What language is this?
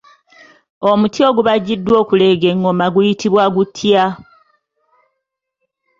Ganda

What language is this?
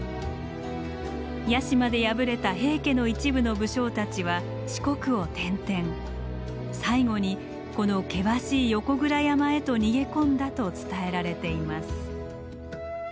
Japanese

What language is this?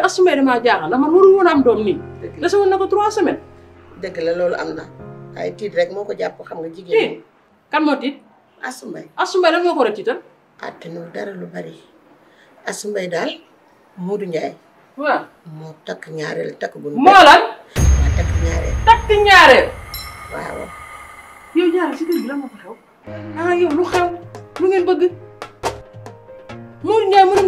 French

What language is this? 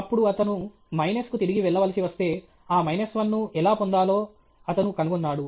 Telugu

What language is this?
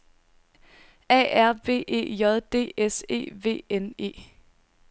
Danish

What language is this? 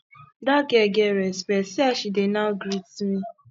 Nigerian Pidgin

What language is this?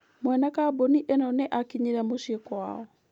Kikuyu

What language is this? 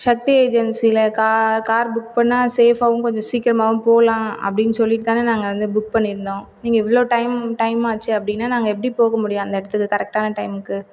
Tamil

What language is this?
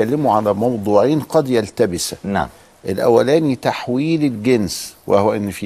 Arabic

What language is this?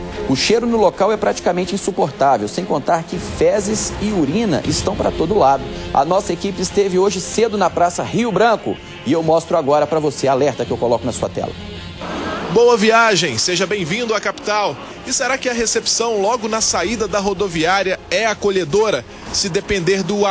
Portuguese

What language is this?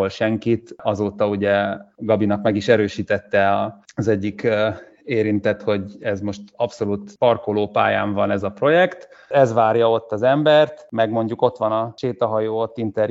Hungarian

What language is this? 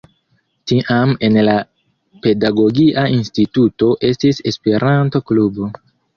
Esperanto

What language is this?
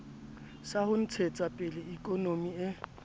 Southern Sotho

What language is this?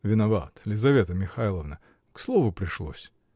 Russian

